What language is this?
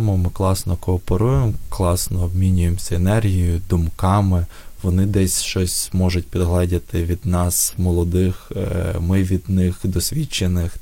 Ukrainian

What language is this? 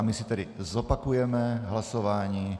Czech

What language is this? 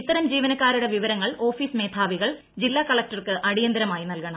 Malayalam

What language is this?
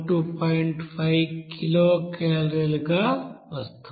Telugu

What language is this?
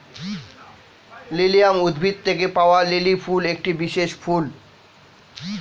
Bangla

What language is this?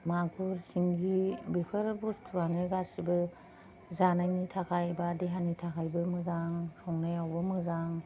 Bodo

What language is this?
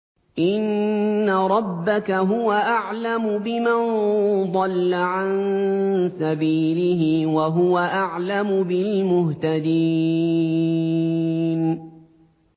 Arabic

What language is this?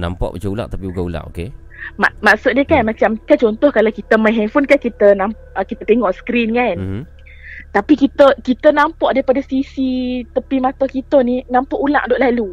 Malay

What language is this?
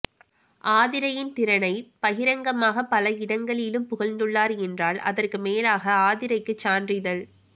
Tamil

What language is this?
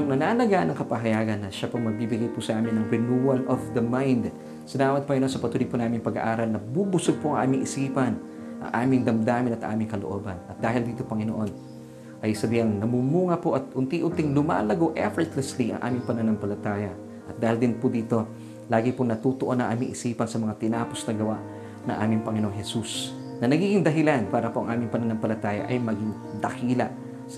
Filipino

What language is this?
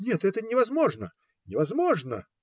Russian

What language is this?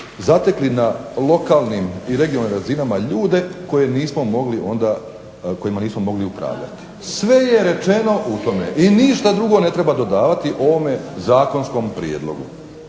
Croatian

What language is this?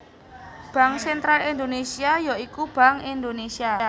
Javanese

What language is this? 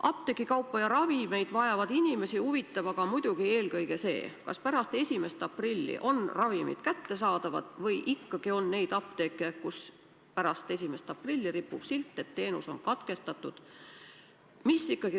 Estonian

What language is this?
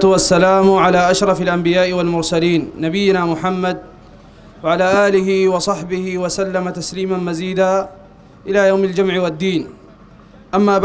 Arabic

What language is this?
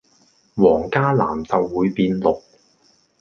Cantonese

